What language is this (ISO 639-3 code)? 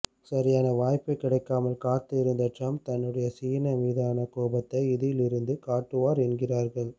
tam